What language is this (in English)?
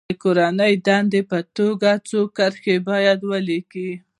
Pashto